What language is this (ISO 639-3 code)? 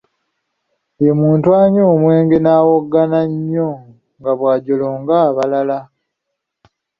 lug